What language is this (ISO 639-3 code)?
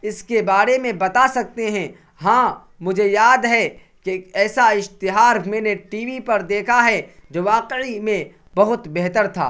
urd